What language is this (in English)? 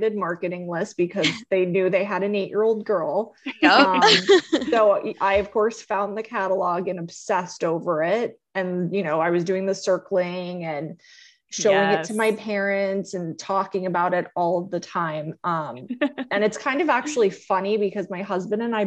English